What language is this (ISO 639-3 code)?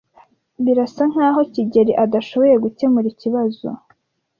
kin